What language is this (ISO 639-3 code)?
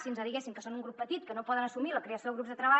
cat